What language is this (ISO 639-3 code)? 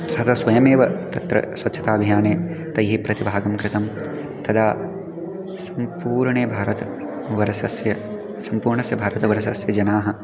san